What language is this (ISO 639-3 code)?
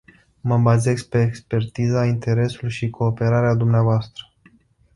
ron